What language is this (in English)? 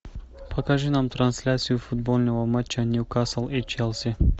Russian